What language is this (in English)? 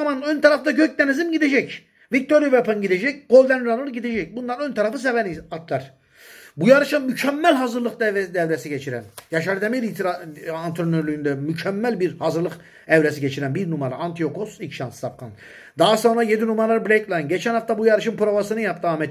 Turkish